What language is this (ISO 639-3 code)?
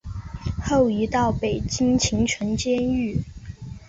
zho